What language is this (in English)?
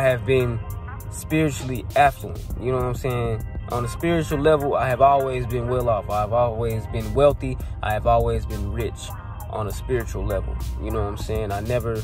English